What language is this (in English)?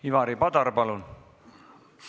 Estonian